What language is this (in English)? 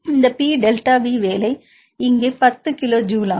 Tamil